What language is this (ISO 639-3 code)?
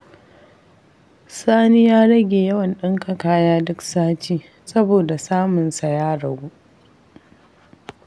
hau